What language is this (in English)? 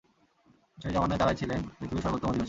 Bangla